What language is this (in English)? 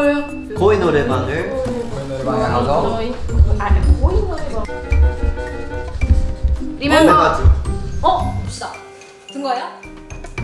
Korean